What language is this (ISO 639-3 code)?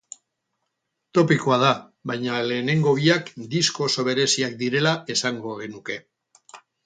eus